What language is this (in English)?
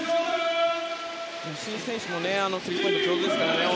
Japanese